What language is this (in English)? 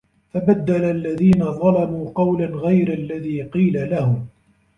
Arabic